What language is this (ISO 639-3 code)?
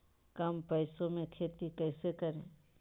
mag